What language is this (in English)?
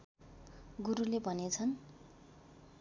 Nepali